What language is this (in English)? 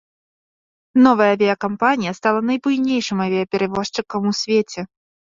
Belarusian